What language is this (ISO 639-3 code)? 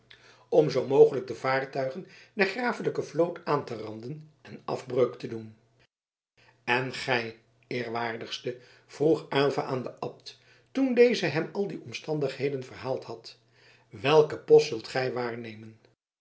nld